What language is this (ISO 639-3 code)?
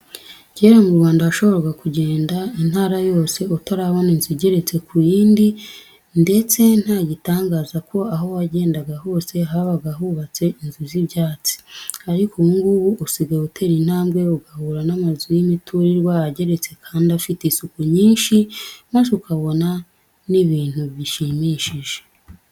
kin